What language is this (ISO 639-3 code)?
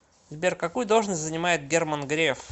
rus